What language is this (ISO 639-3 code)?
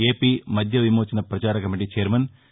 tel